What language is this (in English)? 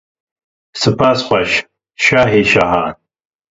Kurdish